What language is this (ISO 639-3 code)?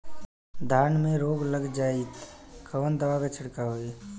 bho